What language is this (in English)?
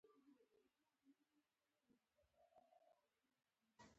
Pashto